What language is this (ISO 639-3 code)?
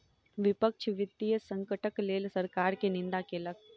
mai